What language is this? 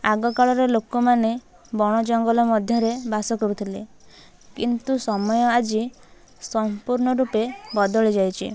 Odia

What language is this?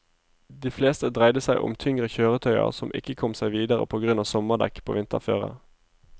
Norwegian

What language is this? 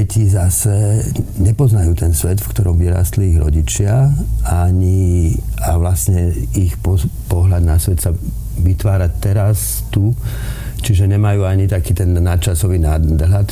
Slovak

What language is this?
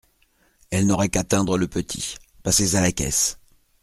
French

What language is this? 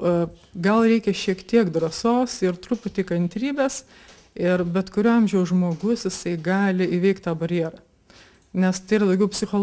Lithuanian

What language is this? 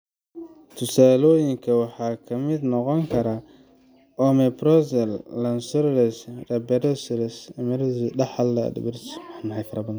Somali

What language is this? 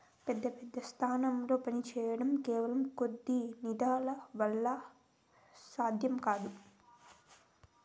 Telugu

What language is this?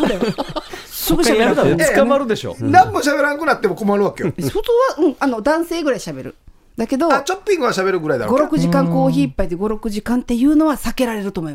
Japanese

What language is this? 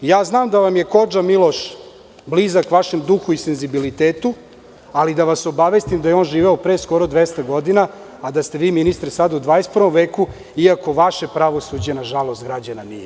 Serbian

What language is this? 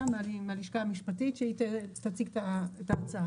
Hebrew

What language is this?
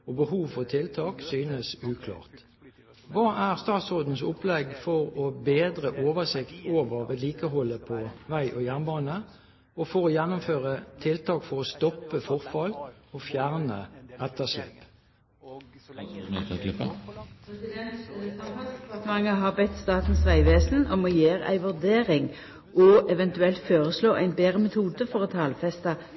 Norwegian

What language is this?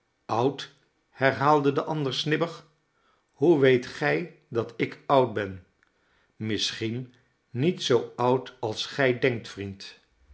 Dutch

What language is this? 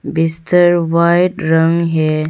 Hindi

